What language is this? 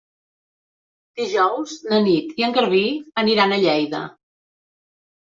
Catalan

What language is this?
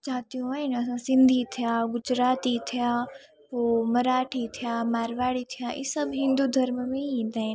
Sindhi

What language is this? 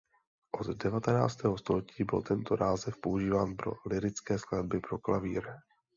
Czech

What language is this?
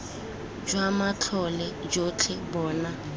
Tswana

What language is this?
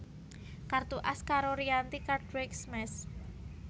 Javanese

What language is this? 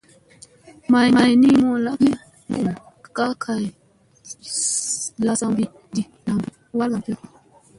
Musey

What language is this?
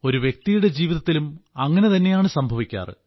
Malayalam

